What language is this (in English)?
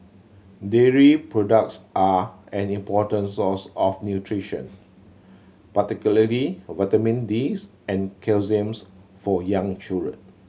English